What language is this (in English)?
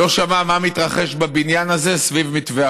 Hebrew